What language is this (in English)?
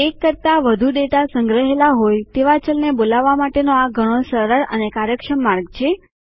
Gujarati